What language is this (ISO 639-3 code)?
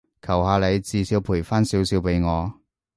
yue